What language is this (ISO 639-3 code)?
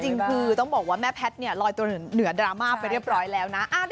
tha